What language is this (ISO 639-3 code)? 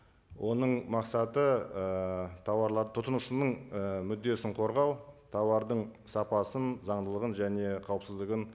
kaz